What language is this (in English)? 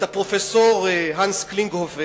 Hebrew